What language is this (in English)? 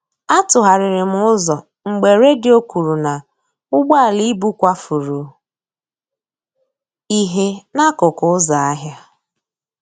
Igbo